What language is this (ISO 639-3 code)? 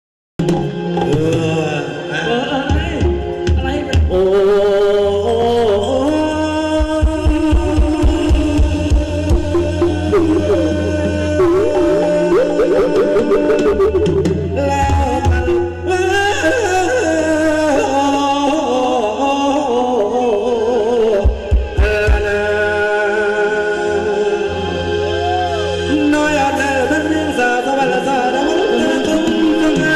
tha